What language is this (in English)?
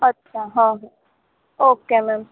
Gujarati